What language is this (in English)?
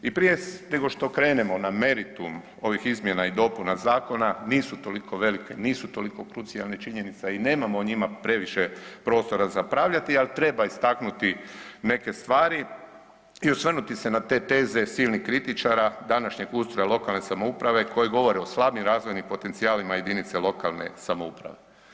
Croatian